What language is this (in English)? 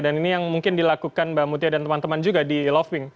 Indonesian